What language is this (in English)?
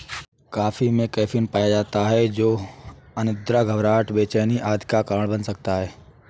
Hindi